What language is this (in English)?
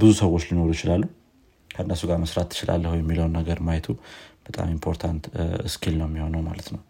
Amharic